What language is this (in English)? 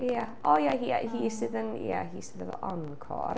Welsh